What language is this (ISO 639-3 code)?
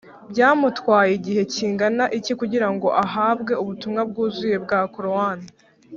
kin